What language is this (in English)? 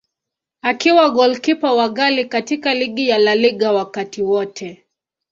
Swahili